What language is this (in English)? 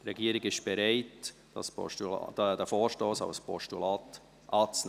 Swiss German